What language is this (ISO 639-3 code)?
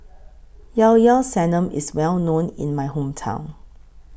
eng